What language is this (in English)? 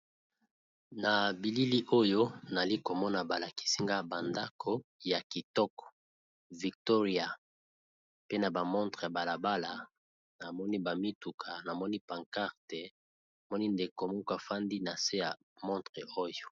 Lingala